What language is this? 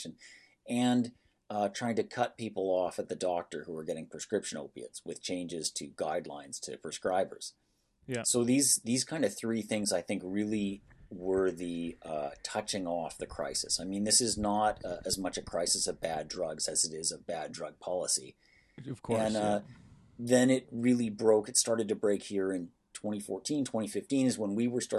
English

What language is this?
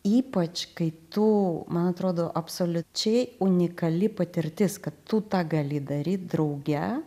Lithuanian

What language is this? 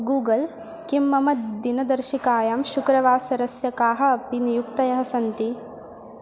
Sanskrit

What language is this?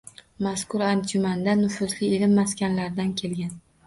Uzbek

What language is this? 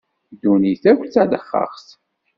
Kabyle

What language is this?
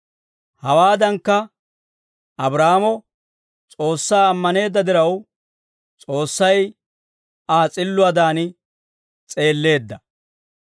Dawro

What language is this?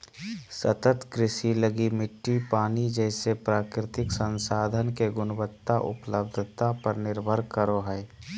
Magahi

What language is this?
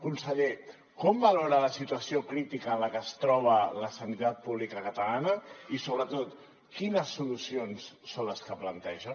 Catalan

